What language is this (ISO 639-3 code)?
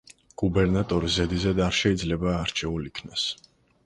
kat